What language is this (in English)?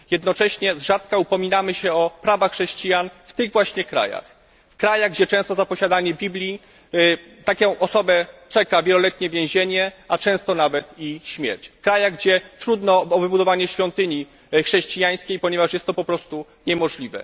Polish